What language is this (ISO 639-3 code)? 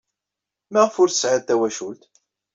kab